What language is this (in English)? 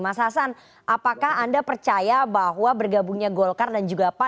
Indonesian